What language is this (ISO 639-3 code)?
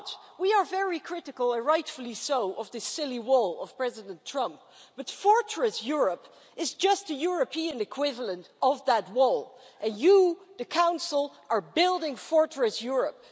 eng